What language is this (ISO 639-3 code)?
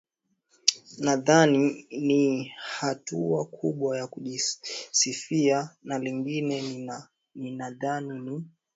swa